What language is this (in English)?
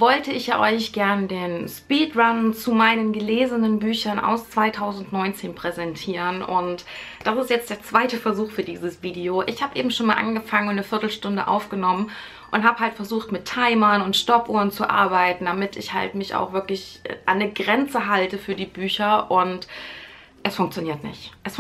German